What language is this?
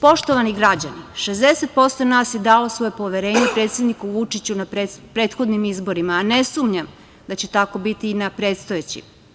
Serbian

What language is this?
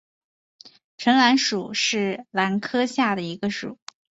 Chinese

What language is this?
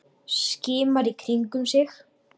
Icelandic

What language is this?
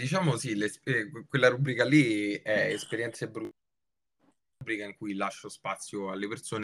Italian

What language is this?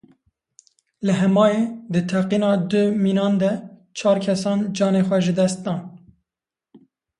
Kurdish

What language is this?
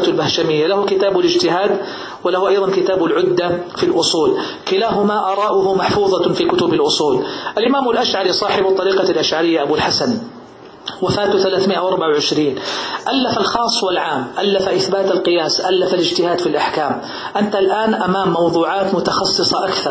Arabic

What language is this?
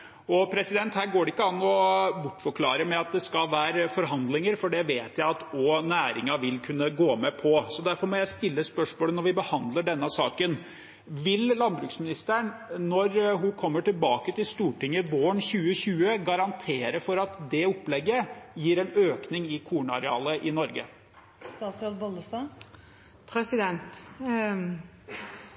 Norwegian Bokmål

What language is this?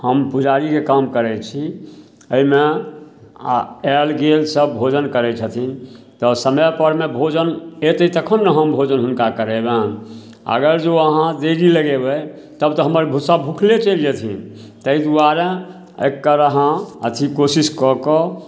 Maithili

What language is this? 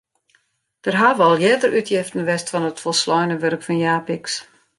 Western Frisian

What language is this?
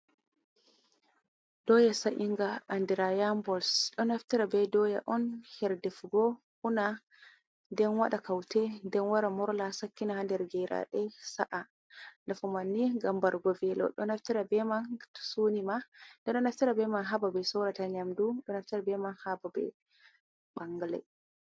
Fula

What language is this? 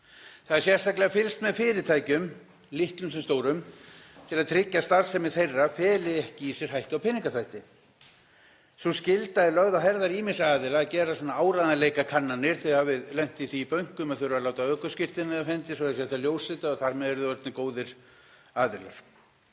Icelandic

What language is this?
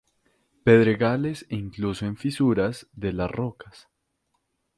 Spanish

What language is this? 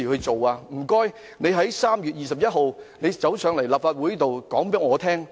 Cantonese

